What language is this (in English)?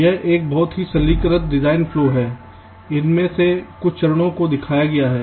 Hindi